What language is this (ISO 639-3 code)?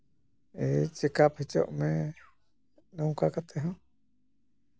sat